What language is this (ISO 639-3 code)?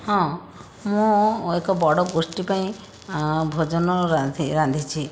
ori